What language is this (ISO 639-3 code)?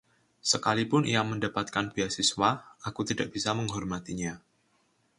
ind